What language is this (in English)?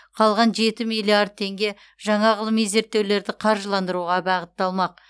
Kazakh